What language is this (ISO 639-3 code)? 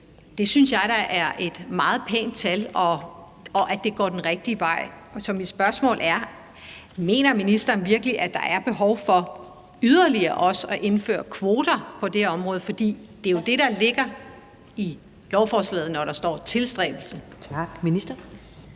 dan